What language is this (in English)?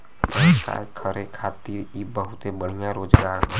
Bhojpuri